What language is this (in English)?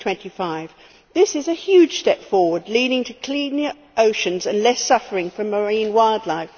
English